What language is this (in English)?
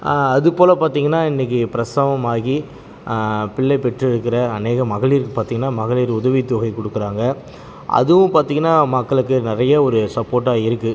Tamil